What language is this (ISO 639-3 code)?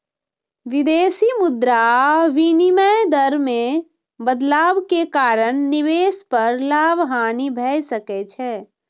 mai